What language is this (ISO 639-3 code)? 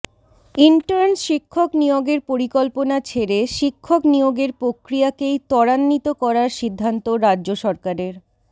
ben